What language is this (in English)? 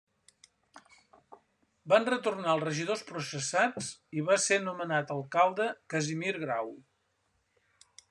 Catalan